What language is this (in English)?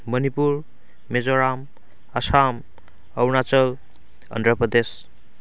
Manipuri